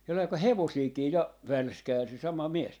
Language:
Finnish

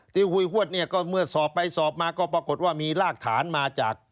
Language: Thai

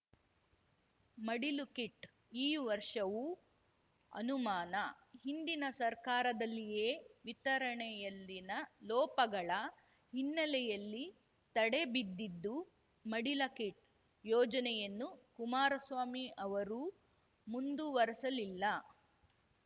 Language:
Kannada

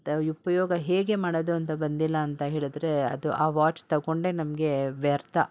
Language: Kannada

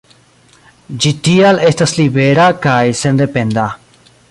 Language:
Esperanto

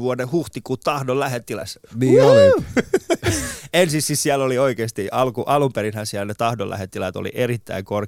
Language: Finnish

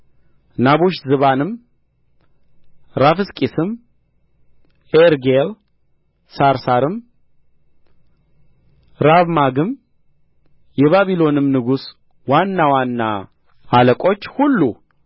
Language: Amharic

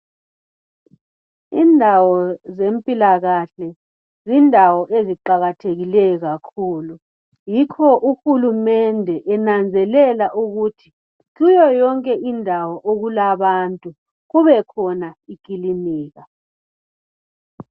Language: North Ndebele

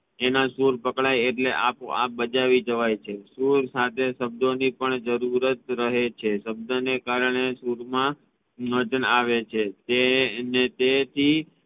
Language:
Gujarati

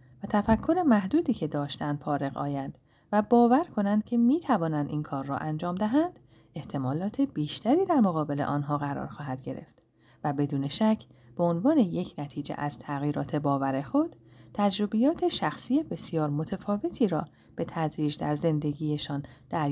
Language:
Persian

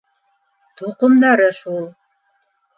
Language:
Bashkir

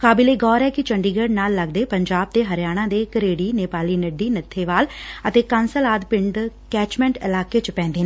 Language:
Punjabi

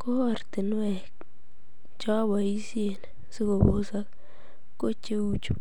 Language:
Kalenjin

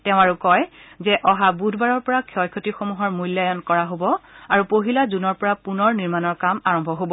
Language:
Assamese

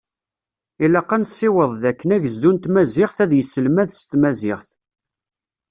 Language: Kabyle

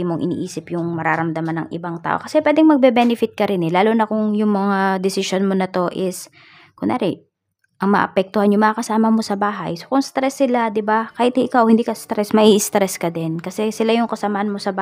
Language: Filipino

